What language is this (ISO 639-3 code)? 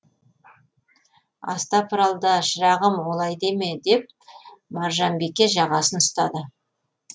kaz